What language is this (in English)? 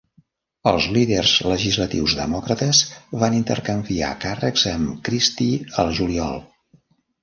Catalan